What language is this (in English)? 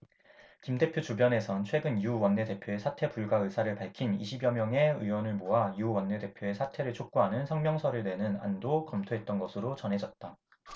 Korean